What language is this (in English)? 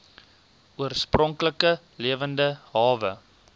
Afrikaans